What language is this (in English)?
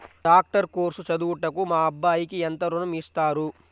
Telugu